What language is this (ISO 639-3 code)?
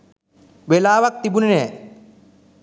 sin